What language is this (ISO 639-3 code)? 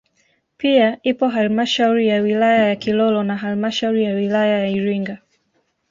swa